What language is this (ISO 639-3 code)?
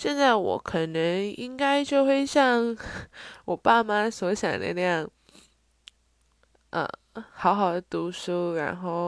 zho